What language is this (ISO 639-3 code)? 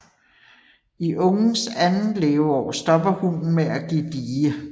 dan